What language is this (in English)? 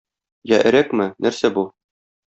Tatar